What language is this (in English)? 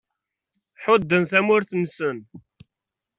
Kabyle